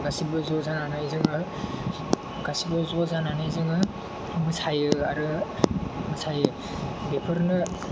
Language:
Bodo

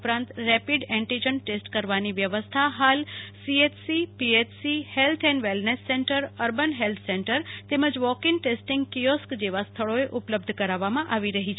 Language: Gujarati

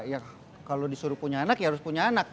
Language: Indonesian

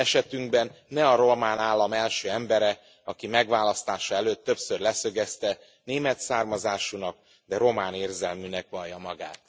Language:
Hungarian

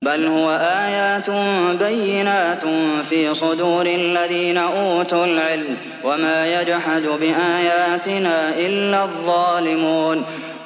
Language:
Arabic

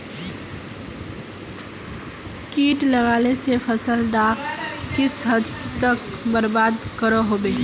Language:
Magahi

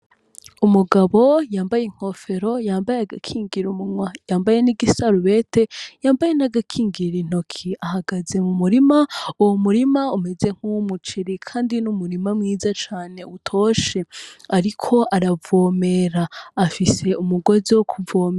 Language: Rundi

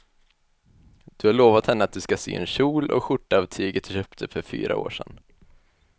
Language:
Swedish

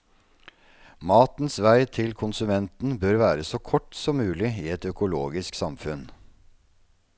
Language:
Norwegian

